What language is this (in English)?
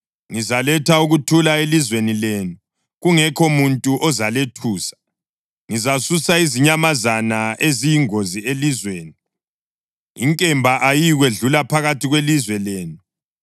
North Ndebele